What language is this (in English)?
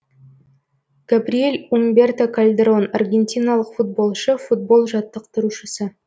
Kazakh